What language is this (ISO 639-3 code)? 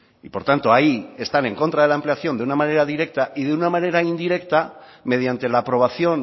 spa